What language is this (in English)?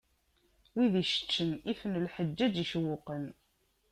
Kabyle